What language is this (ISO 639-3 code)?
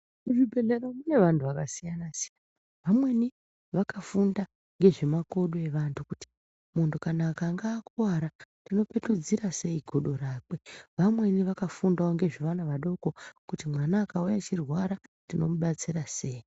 ndc